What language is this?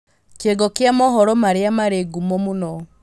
Kikuyu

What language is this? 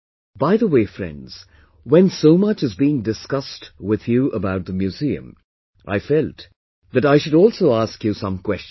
English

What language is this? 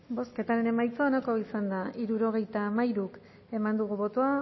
Basque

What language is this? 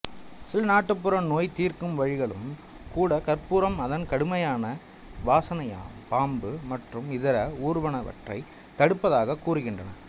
Tamil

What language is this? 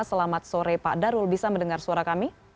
Indonesian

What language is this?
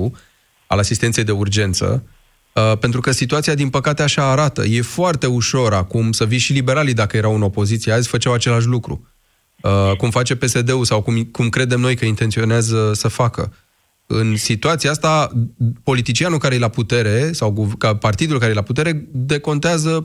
Romanian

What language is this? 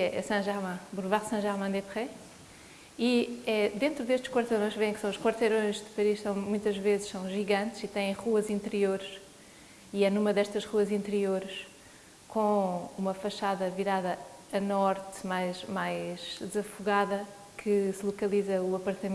Portuguese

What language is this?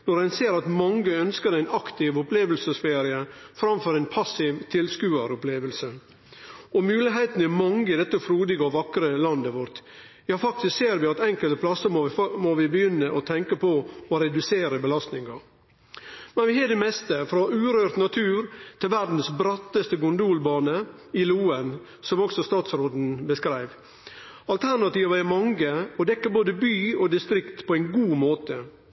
Norwegian Nynorsk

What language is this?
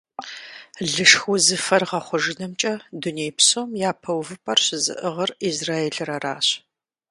Kabardian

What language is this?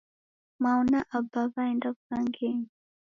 Taita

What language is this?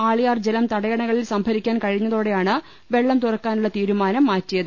Malayalam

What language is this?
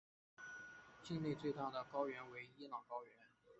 Chinese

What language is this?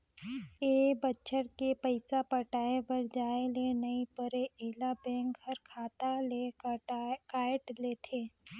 Chhattisgarhi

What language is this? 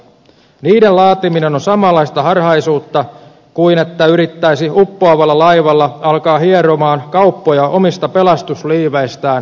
Finnish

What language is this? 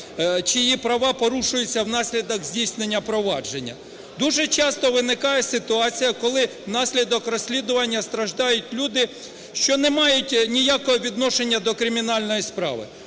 Ukrainian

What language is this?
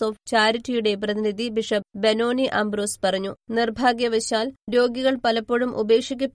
Malayalam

